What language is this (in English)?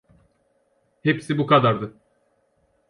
Turkish